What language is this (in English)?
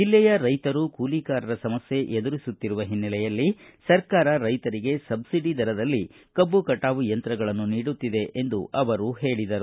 Kannada